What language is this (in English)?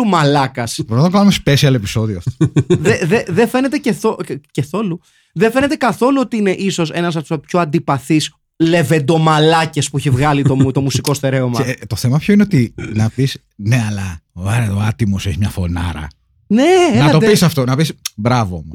Greek